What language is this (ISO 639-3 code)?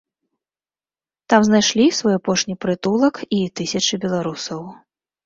bel